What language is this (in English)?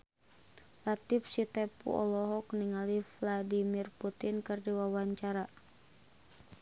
Sundanese